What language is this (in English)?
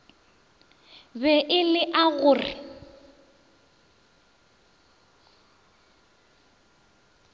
Northern Sotho